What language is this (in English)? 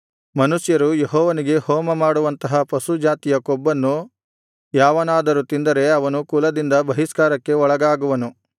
Kannada